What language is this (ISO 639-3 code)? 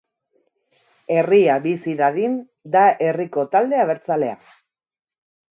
eus